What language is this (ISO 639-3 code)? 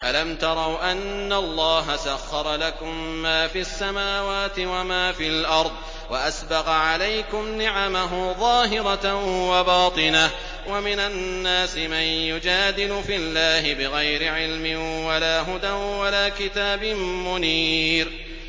ara